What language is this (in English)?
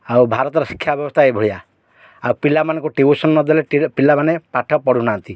Odia